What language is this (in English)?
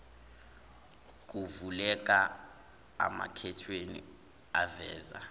Zulu